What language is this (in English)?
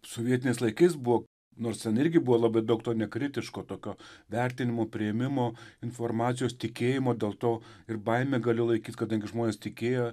Lithuanian